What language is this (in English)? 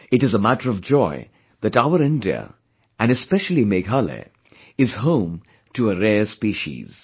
English